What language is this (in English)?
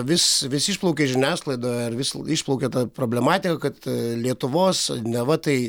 Lithuanian